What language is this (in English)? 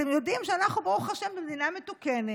Hebrew